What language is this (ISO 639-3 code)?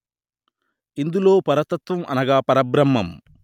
tel